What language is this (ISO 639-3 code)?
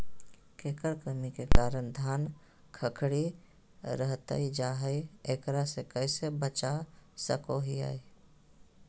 mag